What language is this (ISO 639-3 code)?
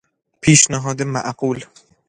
fas